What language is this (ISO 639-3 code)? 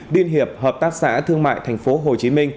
vie